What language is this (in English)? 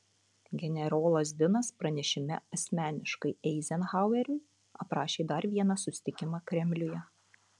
Lithuanian